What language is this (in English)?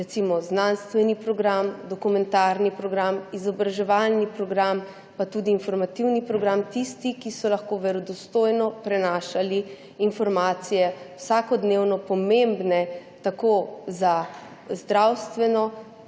Slovenian